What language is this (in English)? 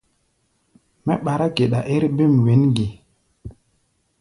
Gbaya